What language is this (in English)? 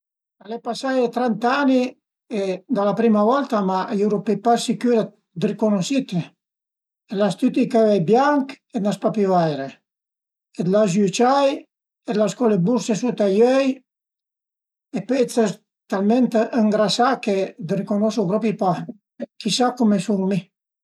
Piedmontese